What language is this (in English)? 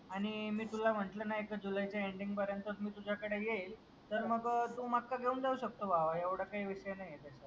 Marathi